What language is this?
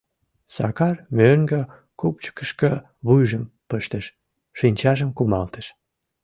Mari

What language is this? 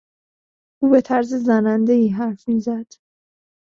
Persian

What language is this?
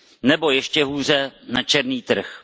Czech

